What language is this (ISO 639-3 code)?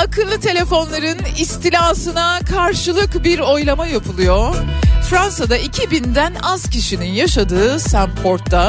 tur